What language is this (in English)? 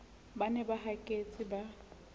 Southern Sotho